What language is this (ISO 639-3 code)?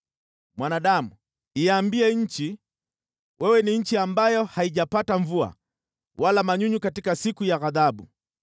swa